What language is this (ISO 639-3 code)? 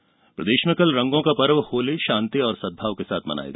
hin